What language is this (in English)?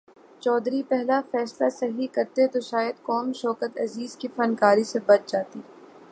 Urdu